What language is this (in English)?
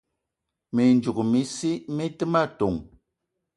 Eton (Cameroon)